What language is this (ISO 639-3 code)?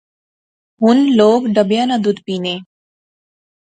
phr